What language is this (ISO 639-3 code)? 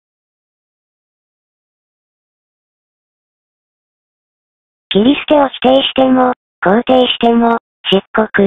jpn